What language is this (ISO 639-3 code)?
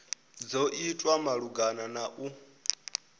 ven